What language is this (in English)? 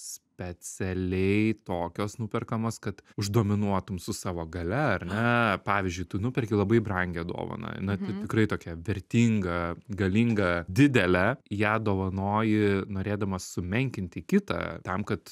Lithuanian